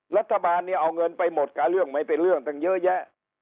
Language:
Thai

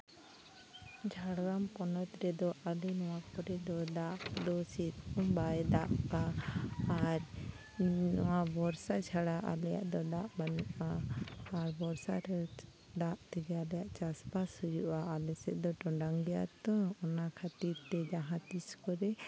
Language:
Santali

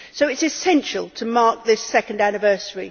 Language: English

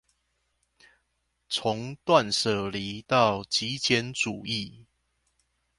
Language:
Chinese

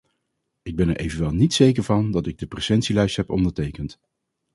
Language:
Dutch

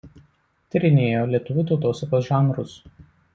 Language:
Lithuanian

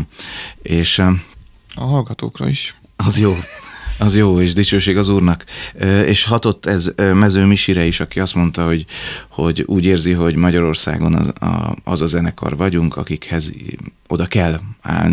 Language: Hungarian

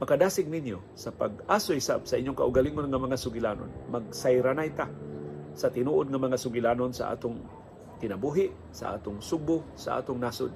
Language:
Filipino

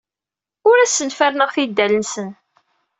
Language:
Kabyle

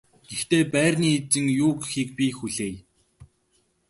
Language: Mongolian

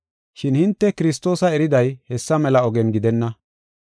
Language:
Gofa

